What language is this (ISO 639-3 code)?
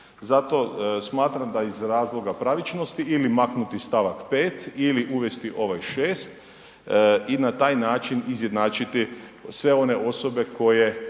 hrv